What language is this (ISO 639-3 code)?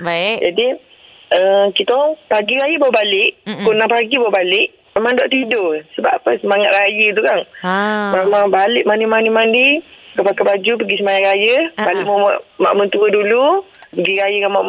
msa